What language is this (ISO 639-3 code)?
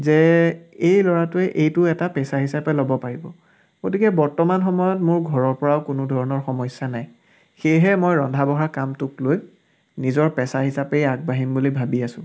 asm